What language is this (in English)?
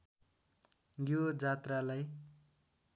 Nepali